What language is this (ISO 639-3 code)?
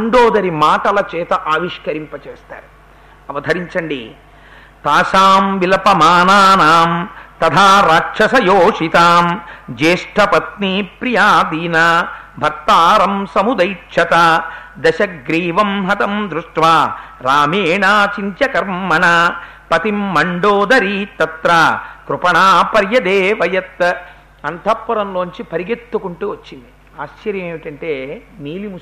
tel